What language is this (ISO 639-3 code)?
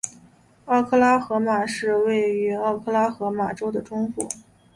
zho